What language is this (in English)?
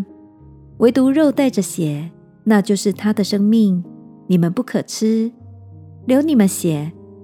Chinese